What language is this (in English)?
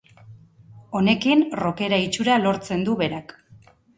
Basque